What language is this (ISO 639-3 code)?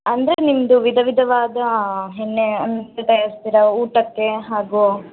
kan